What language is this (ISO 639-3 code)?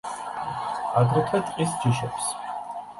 kat